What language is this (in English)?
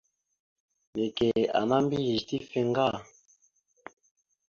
Mada (Cameroon)